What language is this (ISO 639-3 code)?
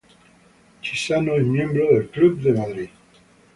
spa